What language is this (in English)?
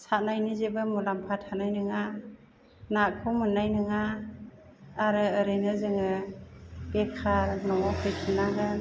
Bodo